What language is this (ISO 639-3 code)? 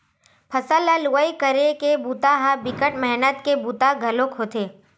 hne